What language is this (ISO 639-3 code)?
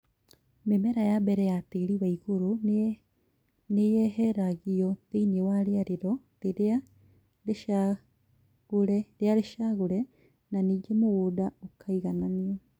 kik